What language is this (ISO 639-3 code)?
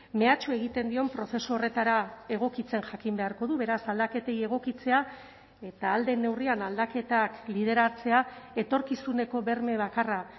eus